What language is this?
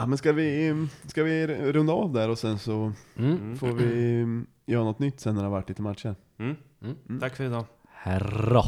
Swedish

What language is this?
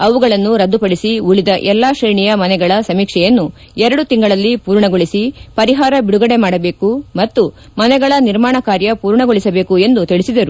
Kannada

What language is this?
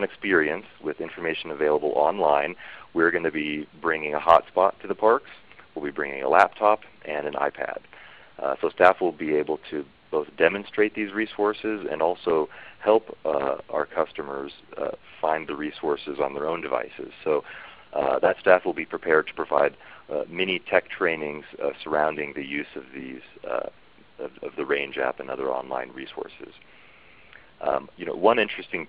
English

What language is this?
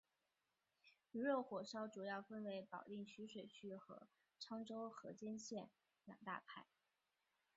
Chinese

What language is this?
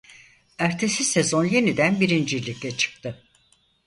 Turkish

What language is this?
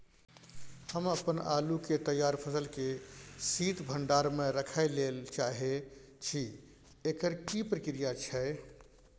Maithili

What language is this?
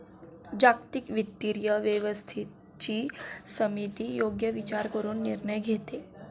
Marathi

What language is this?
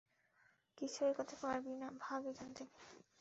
Bangla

